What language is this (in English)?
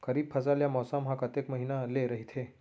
Chhattisgarhi